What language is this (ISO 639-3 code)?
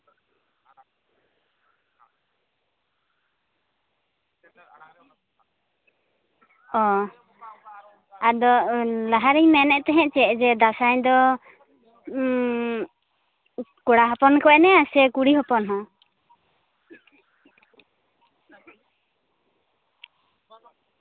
sat